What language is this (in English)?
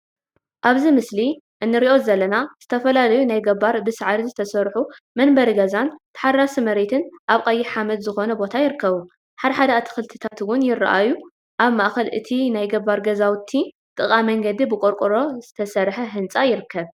Tigrinya